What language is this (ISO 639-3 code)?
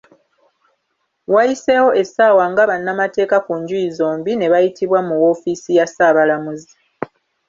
lug